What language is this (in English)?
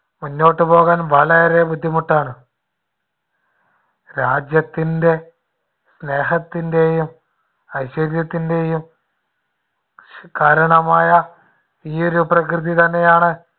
Malayalam